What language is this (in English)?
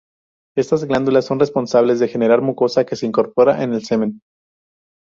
Spanish